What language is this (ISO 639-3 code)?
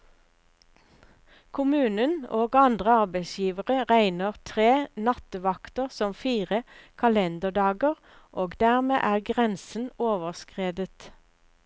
nor